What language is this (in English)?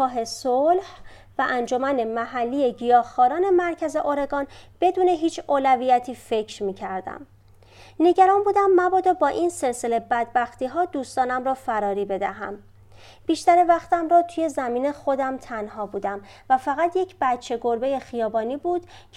Persian